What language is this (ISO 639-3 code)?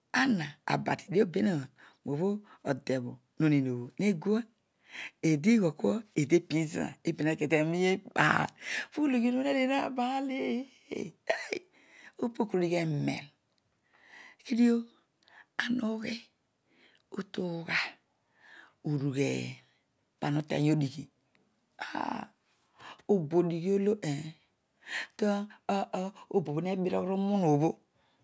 odu